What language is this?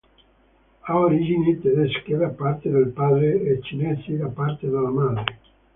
Italian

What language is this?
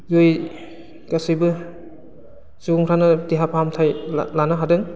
Bodo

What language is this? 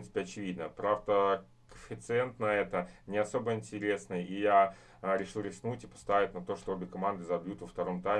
Russian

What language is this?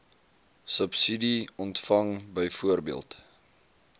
Afrikaans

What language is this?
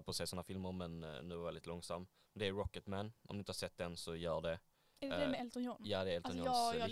Swedish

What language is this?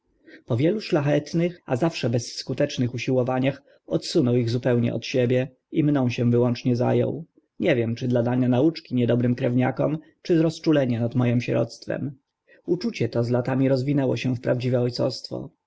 Polish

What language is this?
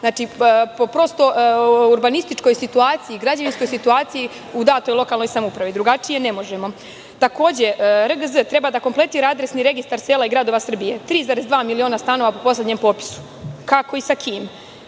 Serbian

